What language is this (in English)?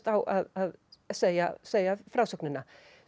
Icelandic